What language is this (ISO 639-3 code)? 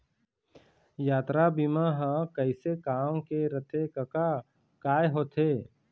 hne